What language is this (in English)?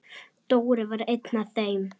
Icelandic